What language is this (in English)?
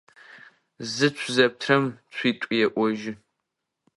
Adyghe